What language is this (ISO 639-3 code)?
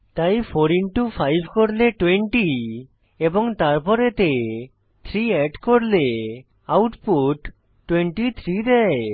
ben